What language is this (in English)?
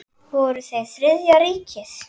Icelandic